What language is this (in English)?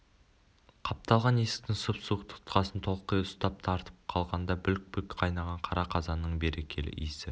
Kazakh